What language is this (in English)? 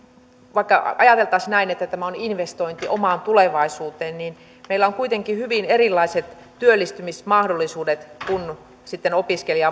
Finnish